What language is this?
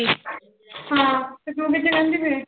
Punjabi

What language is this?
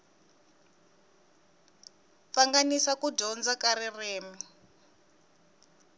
Tsonga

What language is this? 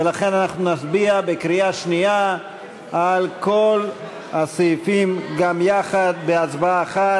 Hebrew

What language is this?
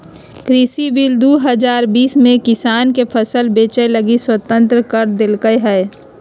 Magahi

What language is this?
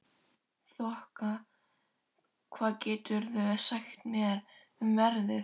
Icelandic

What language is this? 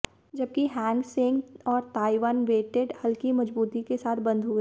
Hindi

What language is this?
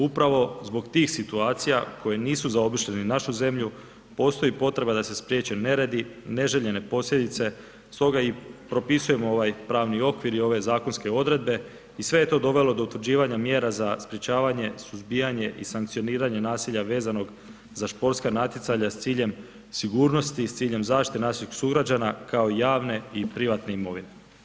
Croatian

